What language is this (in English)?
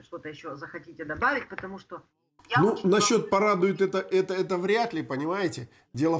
Russian